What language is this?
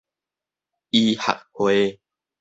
Min Nan Chinese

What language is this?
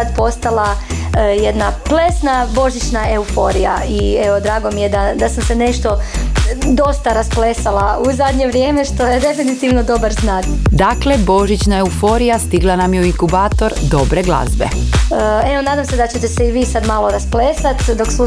Croatian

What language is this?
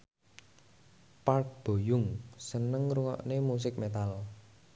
Javanese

